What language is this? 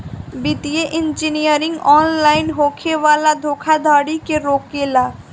Bhojpuri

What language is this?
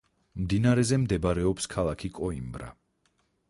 Georgian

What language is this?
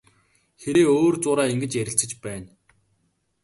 Mongolian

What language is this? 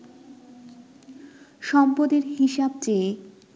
Bangla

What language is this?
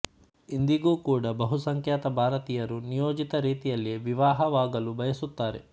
Kannada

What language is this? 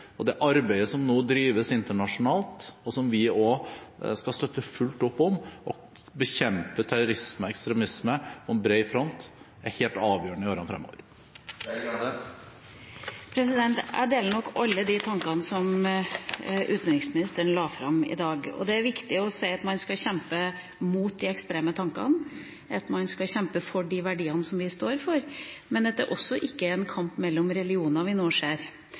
Norwegian Bokmål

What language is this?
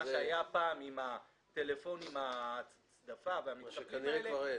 Hebrew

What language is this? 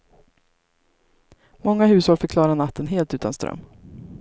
Swedish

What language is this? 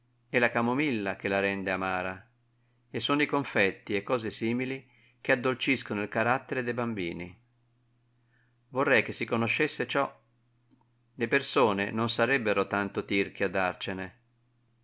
Italian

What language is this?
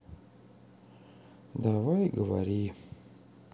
Russian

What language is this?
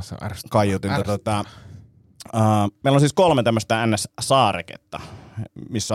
Finnish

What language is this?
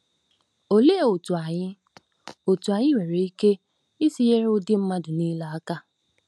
Igbo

